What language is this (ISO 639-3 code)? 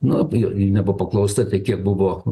lit